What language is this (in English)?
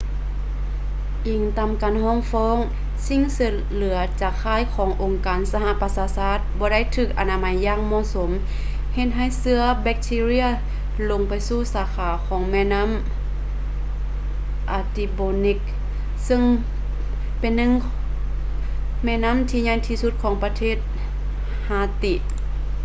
Lao